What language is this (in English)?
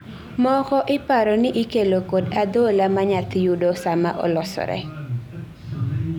Luo (Kenya and Tanzania)